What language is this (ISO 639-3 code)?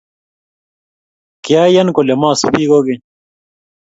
kln